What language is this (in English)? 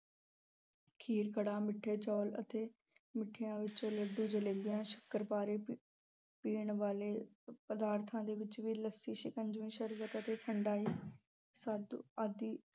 Punjabi